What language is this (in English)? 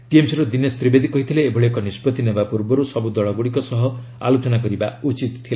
Odia